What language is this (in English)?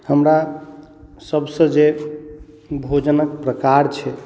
Maithili